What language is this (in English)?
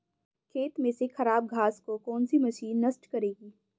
Hindi